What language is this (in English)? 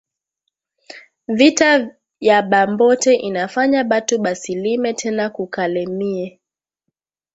Swahili